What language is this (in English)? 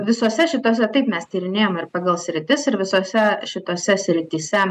Lithuanian